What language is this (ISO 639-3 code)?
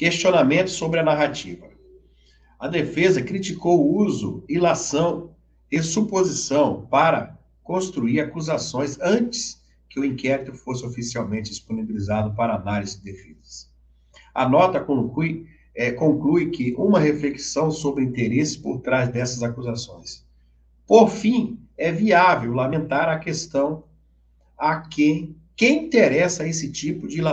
por